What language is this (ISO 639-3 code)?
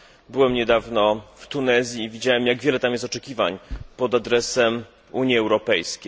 pol